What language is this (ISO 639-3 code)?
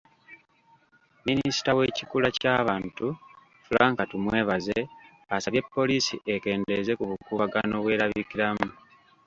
lug